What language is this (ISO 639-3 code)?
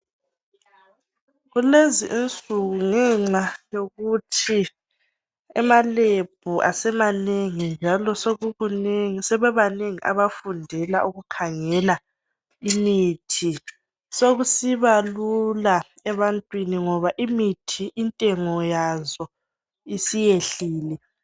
nde